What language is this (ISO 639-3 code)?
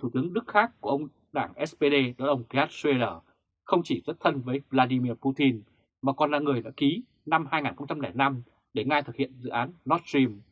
vie